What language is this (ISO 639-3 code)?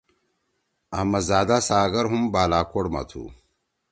trw